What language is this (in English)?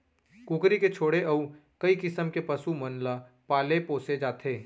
Chhattisgarhi